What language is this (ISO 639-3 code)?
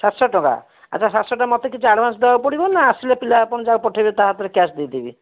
ori